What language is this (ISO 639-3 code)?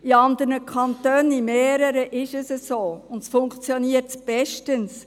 gsw